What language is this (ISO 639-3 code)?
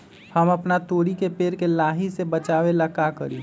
mag